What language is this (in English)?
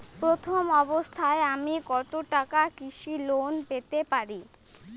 Bangla